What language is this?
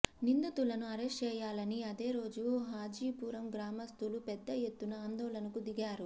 Telugu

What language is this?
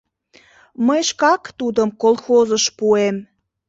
Mari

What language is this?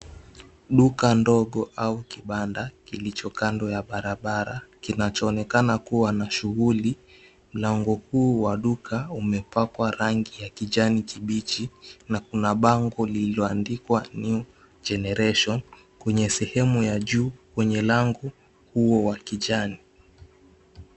Swahili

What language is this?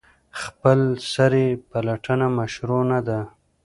Pashto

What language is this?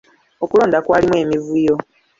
Ganda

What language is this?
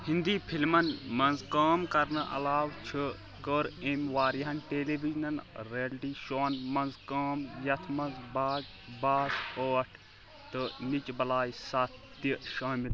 Kashmiri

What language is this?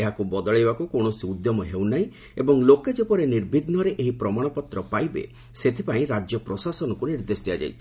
Odia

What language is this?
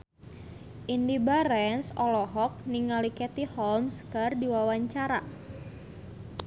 Sundanese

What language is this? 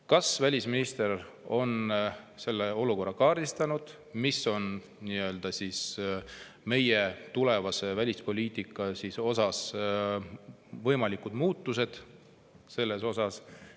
Estonian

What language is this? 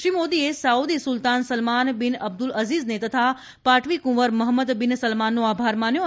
Gujarati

